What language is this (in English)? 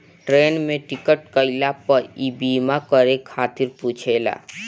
Bhojpuri